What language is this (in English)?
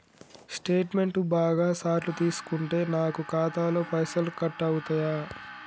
Telugu